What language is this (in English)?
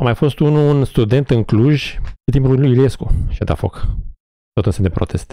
Romanian